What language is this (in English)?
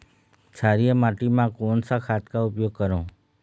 Chhattisgarhi